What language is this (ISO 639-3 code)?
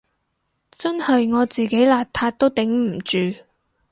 yue